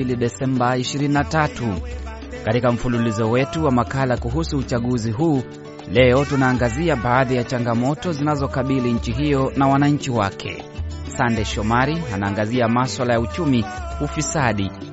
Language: Swahili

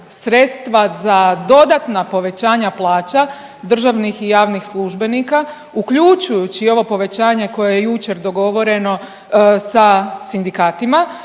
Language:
Croatian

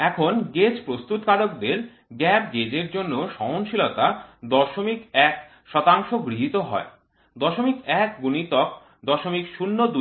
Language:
Bangla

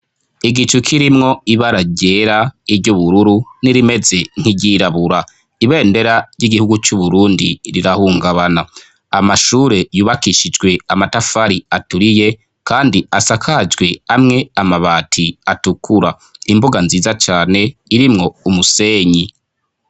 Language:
Rundi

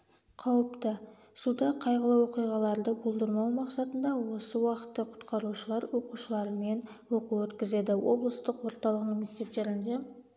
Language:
Kazakh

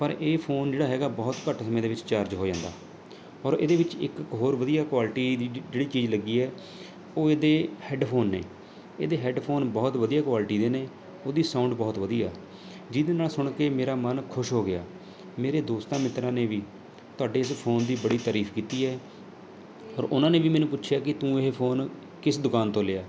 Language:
Punjabi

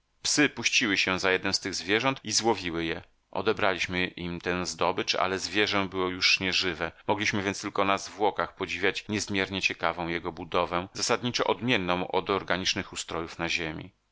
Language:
Polish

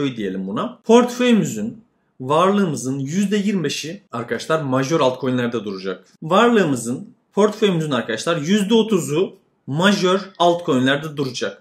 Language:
Turkish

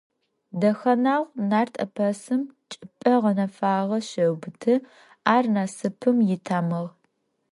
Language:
Adyghe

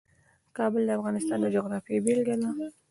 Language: Pashto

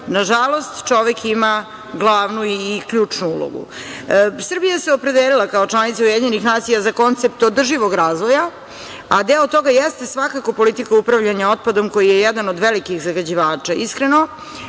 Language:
Serbian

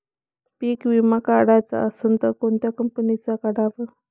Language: Marathi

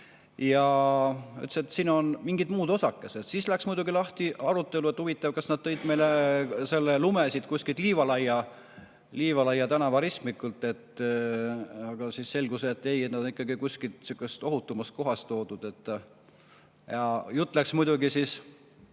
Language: Estonian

